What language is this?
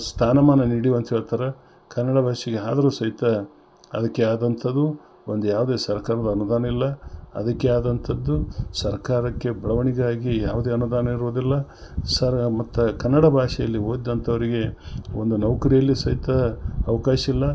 Kannada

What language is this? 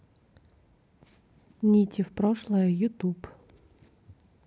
Russian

